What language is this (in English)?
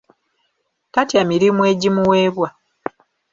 Ganda